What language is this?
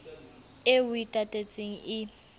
Southern Sotho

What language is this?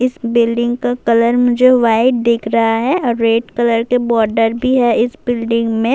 Urdu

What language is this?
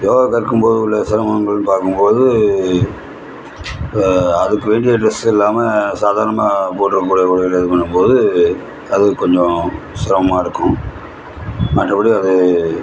Tamil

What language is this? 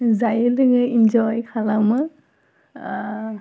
Bodo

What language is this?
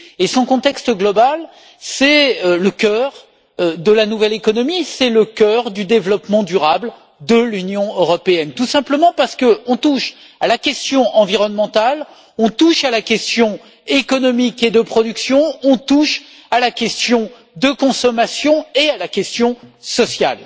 French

